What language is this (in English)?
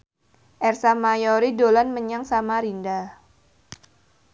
Javanese